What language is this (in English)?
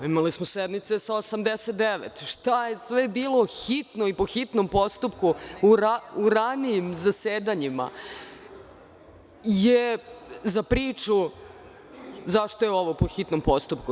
Serbian